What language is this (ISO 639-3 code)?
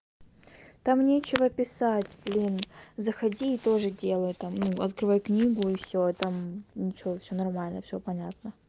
rus